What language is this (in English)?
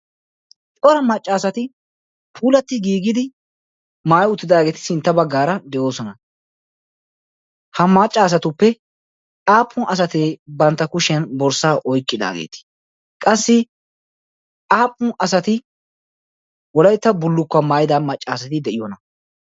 Wolaytta